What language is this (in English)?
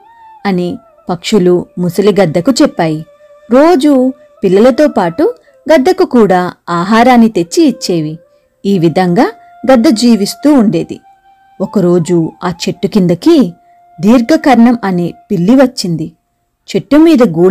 Telugu